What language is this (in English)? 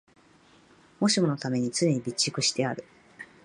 Japanese